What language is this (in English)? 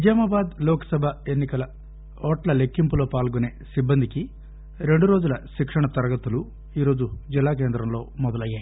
Telugu